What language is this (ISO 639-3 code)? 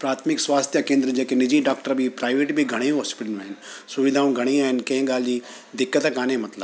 snd